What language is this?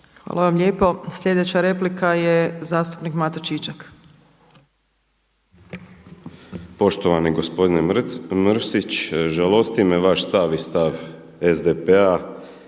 Croatian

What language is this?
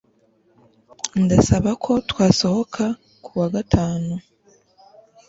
Kinyarwanda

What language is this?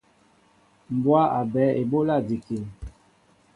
Mbo (Cameroon)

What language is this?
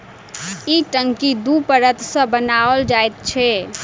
Maithili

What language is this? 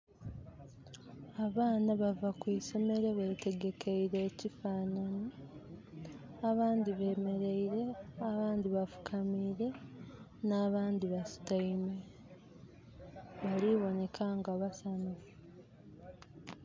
Soga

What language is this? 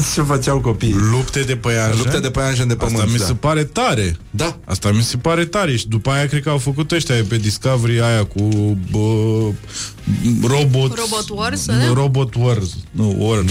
Romanian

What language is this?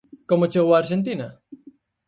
Galician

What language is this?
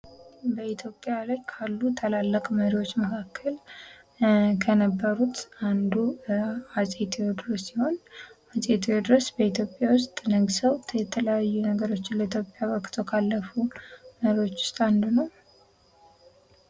Amharic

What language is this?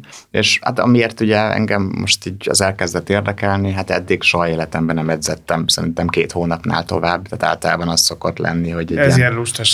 Hungarian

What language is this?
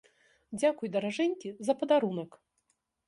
Belarusian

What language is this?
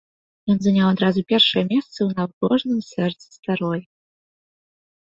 Belarusian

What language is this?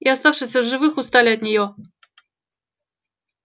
Russian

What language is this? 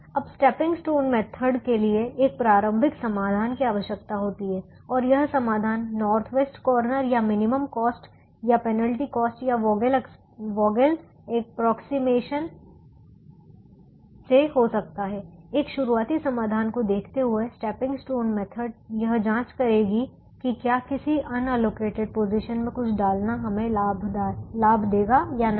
Hindi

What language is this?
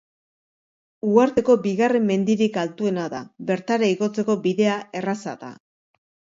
Basque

